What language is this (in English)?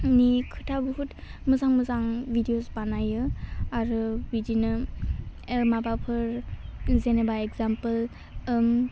Bodo